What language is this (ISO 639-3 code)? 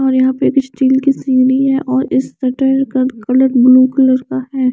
hin